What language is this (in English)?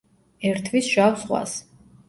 Georgian